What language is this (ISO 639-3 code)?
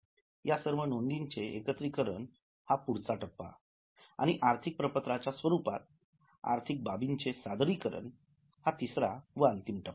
mar